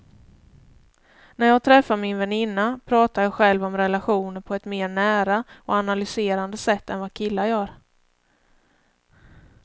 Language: Swedish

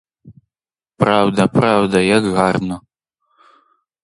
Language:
Ukrainian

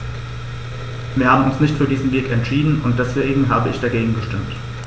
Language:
German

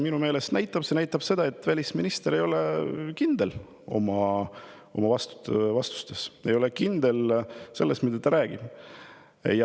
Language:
Estonian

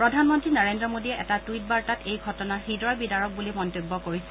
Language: Assamese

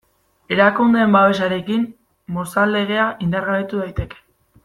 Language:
Basque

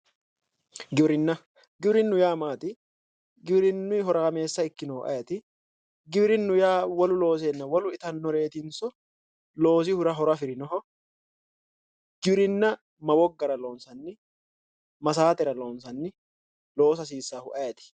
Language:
Sidamo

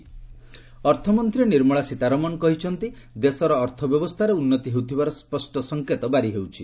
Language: Odia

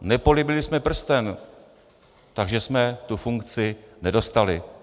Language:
Czech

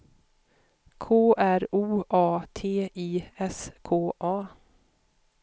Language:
Swedish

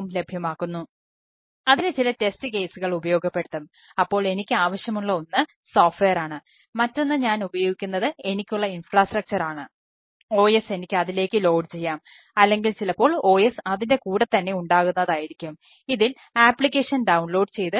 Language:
Malayalam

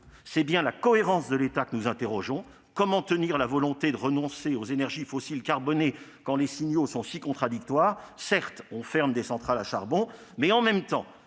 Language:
French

